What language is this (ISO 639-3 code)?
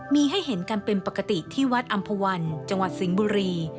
tha